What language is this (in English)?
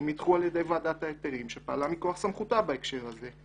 Hebrew